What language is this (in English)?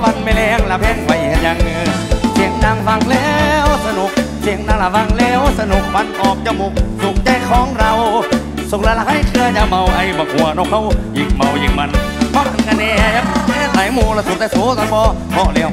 Thai